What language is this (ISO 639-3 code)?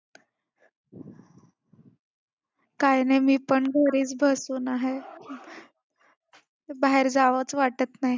mar